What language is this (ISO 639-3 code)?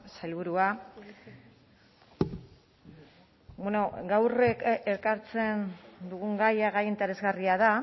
eus